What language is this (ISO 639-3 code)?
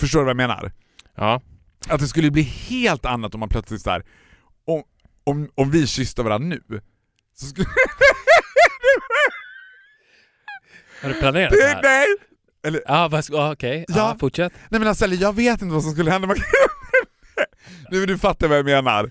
swe